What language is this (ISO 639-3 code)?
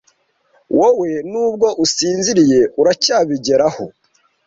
kin